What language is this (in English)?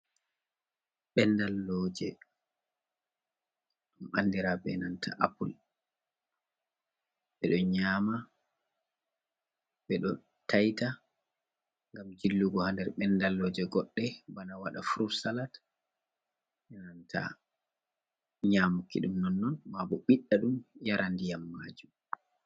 Fula